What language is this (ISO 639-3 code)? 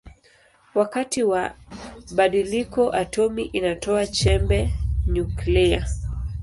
swa